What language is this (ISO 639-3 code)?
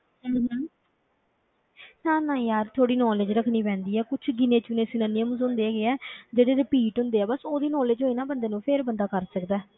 pan